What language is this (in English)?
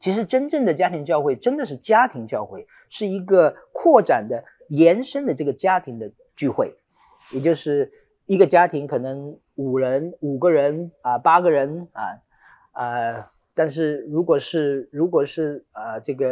Chinese